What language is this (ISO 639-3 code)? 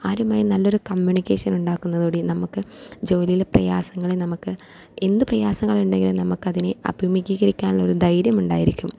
mal